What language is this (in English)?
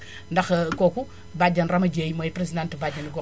Wolof